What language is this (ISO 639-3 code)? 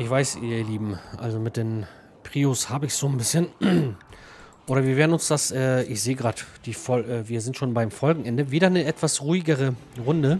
deu